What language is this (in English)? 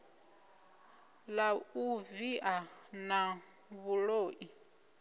Venda